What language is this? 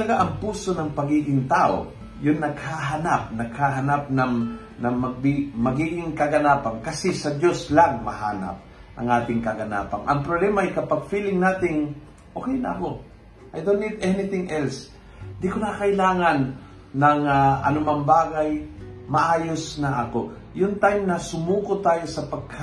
Filipino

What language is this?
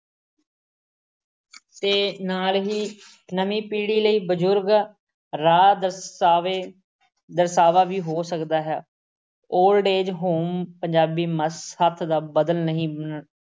Punjabi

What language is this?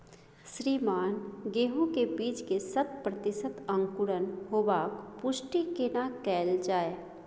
Maithili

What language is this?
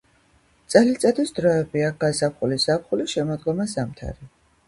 Georgian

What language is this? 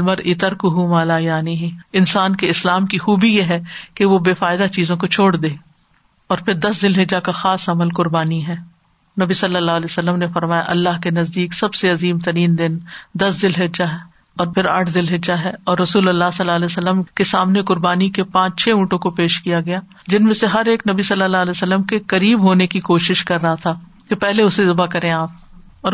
Urdu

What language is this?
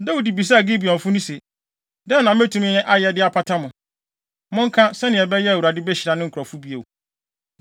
Akan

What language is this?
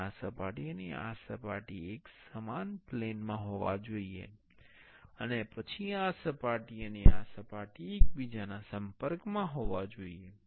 Gujarati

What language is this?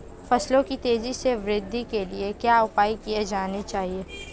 Hindi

